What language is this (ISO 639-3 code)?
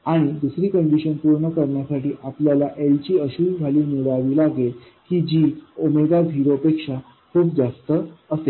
mar